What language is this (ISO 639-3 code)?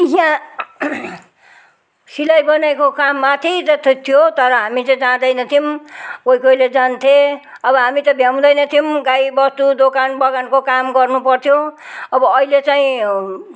nep